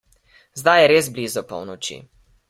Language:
Slovenian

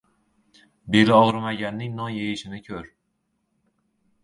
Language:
Uzbek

